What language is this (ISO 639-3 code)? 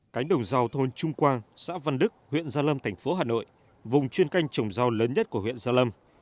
vie